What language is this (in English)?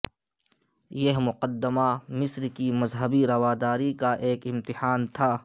Urdu